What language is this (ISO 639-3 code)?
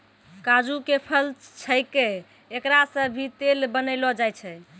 mai